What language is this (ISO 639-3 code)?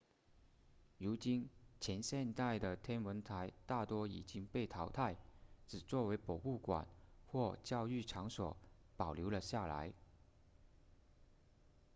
zho